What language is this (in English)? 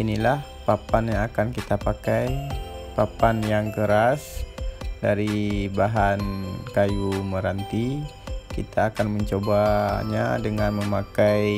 Indonesian